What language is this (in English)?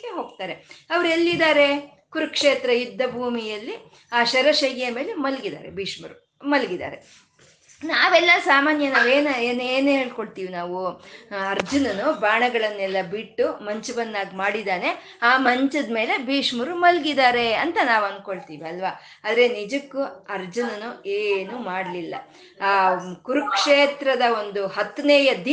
Kannada